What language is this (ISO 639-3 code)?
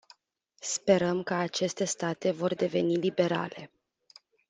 ron